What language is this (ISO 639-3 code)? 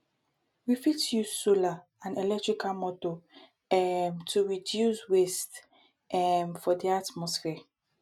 pcm